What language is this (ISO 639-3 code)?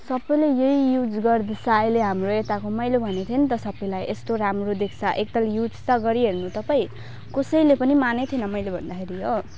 nep